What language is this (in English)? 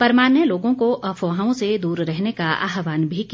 Hindi